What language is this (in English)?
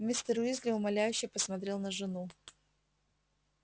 Russian